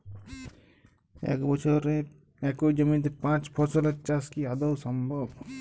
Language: Bangla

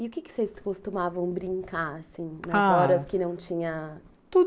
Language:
Portuguese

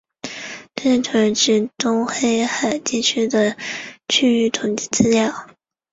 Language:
Chinese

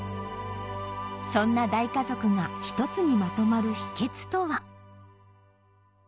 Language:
Japanese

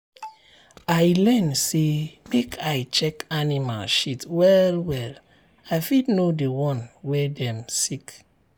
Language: Nigerian Pidgin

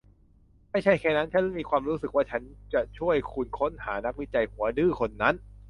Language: Thai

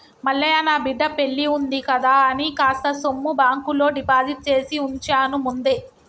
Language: Telugu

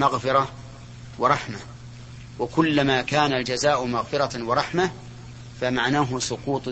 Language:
Arabic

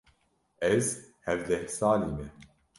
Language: Kurdish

